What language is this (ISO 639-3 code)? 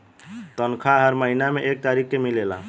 bho